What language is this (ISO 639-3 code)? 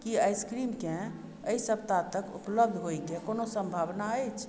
mai